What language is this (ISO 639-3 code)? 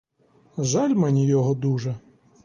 ukr